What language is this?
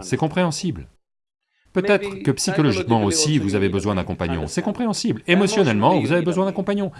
French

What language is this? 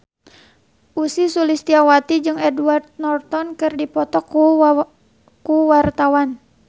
Sundanese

